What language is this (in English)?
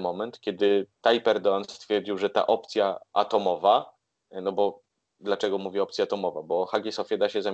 Polish